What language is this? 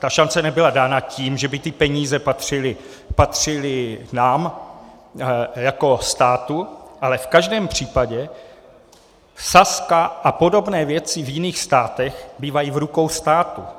Czech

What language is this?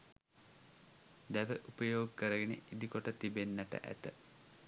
Sinhala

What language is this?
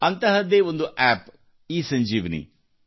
Kannada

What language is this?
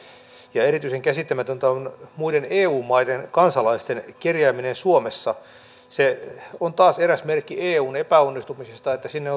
Finnish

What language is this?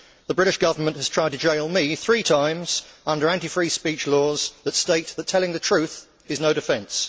English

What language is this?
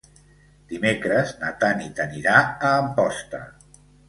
Catalan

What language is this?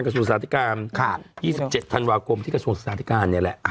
Thai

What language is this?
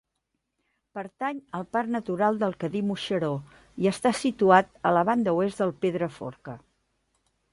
Catalan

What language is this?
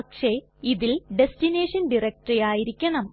Malayalam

